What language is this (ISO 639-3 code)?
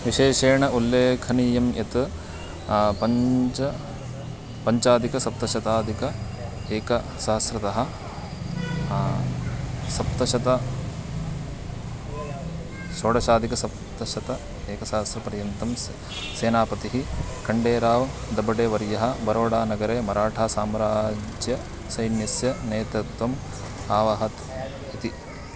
san